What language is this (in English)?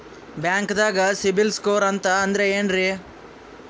Kannada